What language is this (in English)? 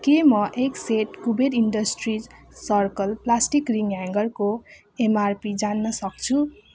Nepali